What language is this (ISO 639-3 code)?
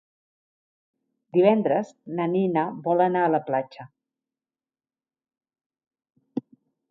cat